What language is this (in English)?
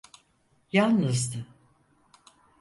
Turkish